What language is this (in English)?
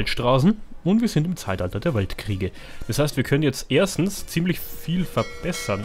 German